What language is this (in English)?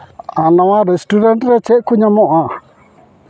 Santali